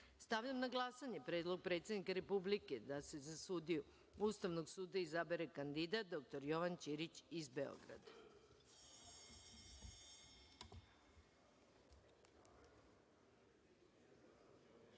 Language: Serbian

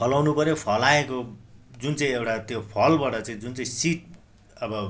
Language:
Nepali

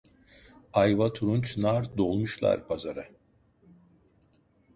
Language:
Turkish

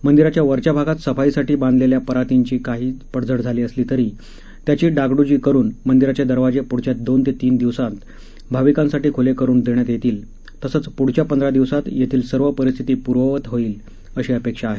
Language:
Marathi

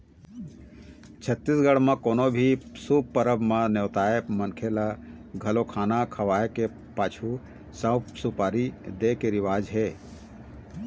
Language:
Chhattisgarhi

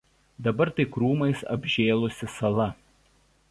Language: Lithuanian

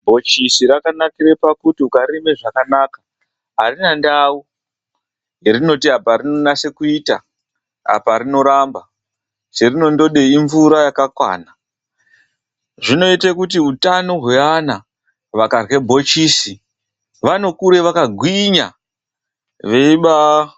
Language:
Ndau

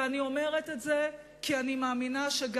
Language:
Hebrew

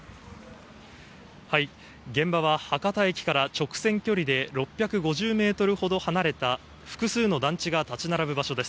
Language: Japanese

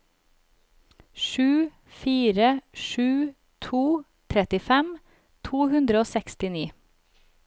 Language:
Norwegian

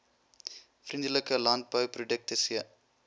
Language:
Afrikaans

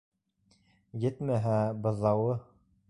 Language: Bashkir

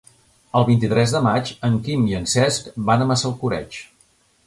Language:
Catalan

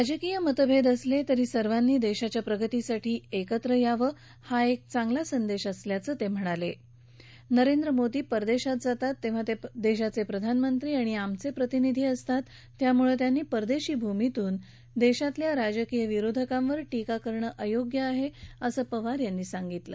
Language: Marathi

